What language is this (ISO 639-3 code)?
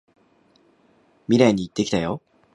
jpn